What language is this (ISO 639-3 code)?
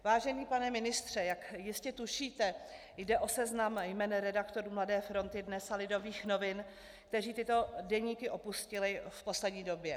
ces